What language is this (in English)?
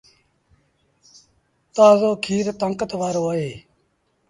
Sindhi Bhil